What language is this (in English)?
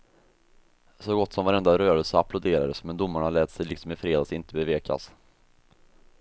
Swedish